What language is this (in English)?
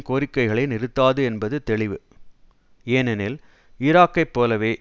Tamil